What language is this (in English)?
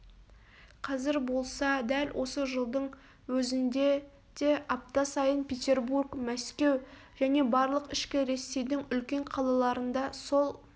Kazakh